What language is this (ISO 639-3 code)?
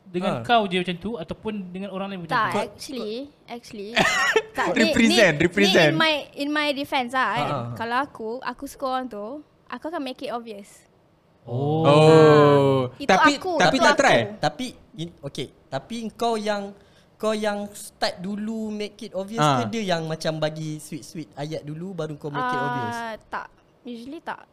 msa